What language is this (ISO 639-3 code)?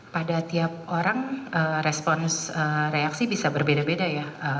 ind